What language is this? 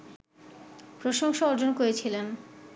Bangla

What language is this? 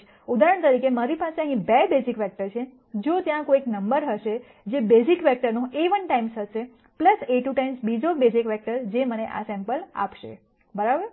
Gujarati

